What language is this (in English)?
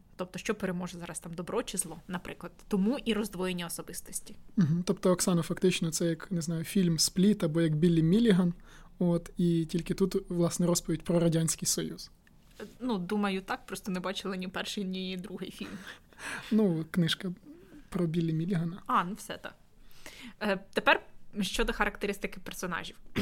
Ukrainian